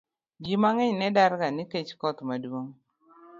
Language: Luo (Kenya and Tanzania)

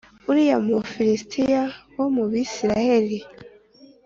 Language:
Kinyarwanda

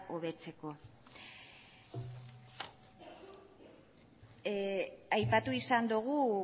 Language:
Basque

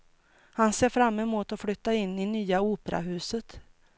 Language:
Swedish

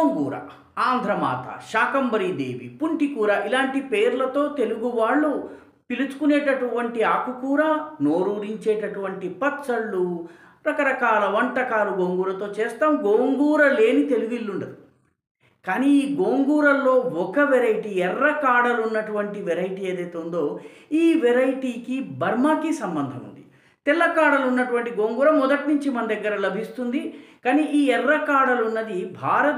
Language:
Italian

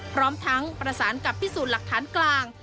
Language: Thai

